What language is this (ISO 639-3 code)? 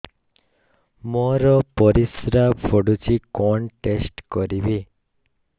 ori